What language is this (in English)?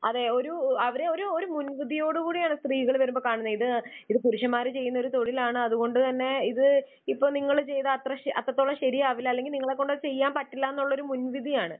Malayalam